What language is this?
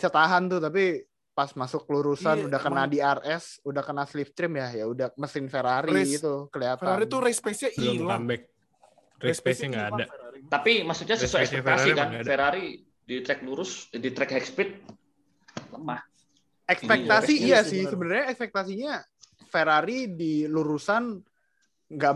Indonesian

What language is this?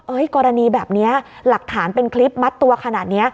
Thai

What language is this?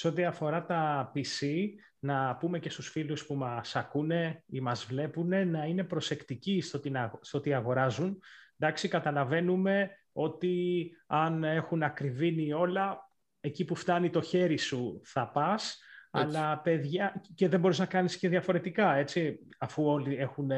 Greek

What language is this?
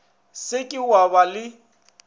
Northern Sotho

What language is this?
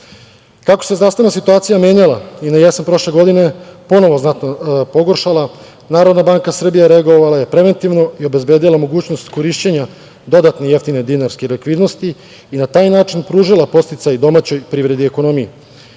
Serbian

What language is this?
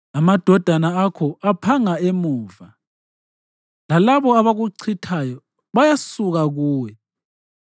North Ndebele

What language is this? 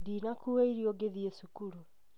Kikuyu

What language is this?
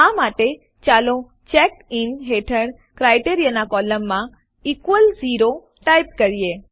Gujarati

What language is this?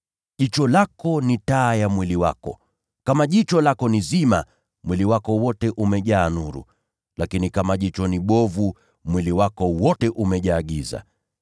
Swahili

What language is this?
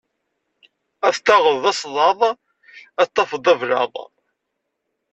Kabyle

